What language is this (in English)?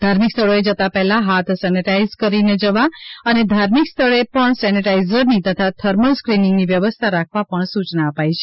Gujarati